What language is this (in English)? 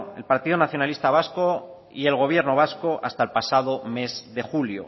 Spanish